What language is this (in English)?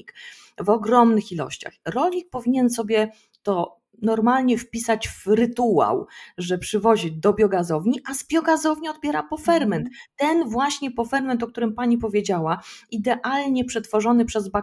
Polish